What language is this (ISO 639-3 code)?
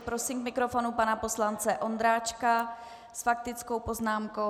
ces